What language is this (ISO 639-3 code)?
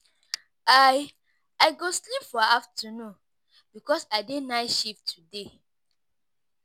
pcm